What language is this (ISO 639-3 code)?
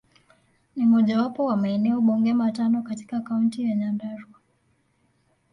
swa